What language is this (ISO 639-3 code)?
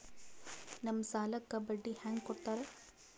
kan